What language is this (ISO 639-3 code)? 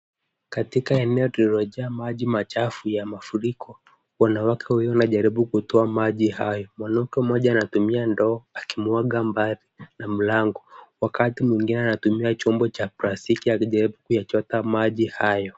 swa